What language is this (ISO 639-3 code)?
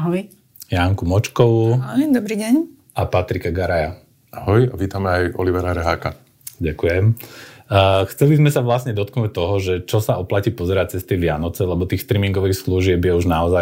slk